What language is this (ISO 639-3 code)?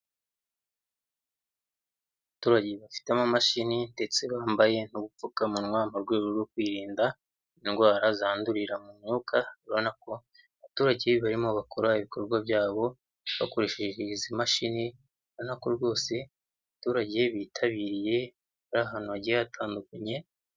kin